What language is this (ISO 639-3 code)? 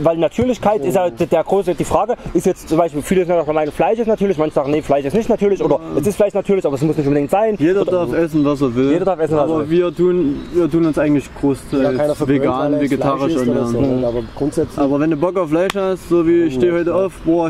deu